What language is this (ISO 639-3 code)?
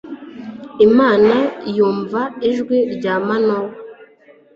kin